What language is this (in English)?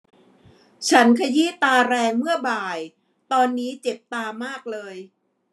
Thai